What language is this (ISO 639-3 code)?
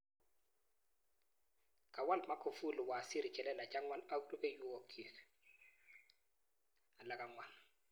kln